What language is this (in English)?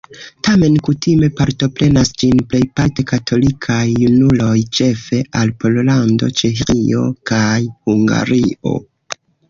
Esperanto